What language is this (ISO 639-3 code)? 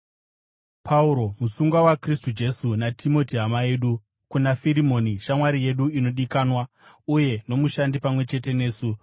sna